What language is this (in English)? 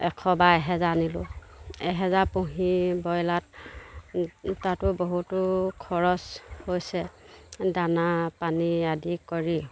Assamese